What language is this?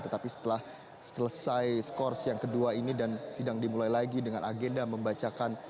Indonesian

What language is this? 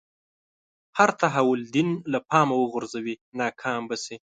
Pashto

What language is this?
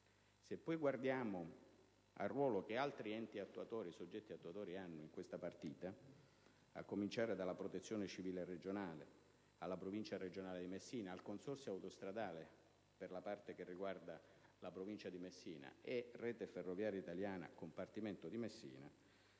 Italian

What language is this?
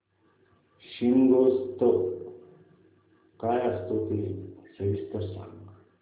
Marathi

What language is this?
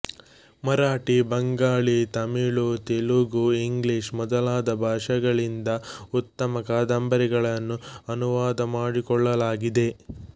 Kannada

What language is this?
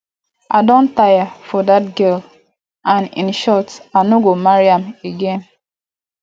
Nigerian Pidgin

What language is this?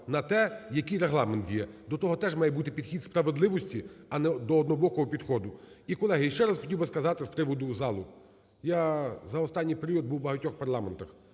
Ukrainian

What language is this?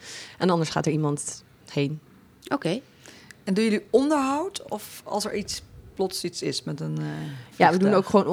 Dutch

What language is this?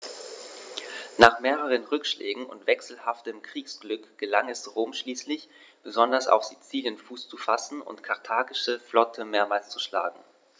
German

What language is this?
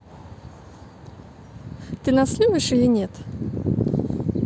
Russian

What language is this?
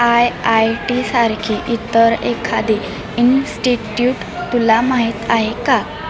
Marathi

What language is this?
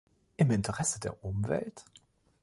German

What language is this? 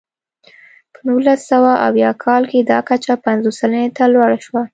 Pashto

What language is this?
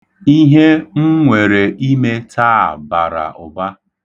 Igbo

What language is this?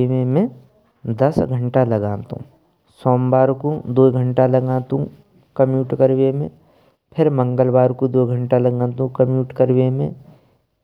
Braj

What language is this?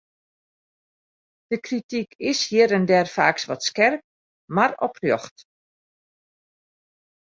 Western Frisian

